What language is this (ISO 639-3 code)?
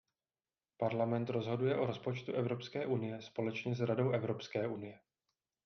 ces